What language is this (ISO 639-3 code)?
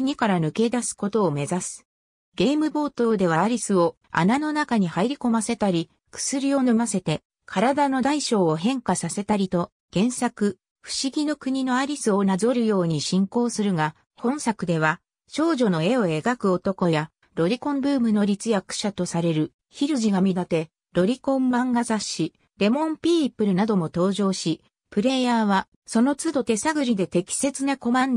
jpn